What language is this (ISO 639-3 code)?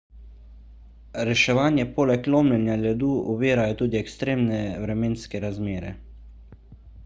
slv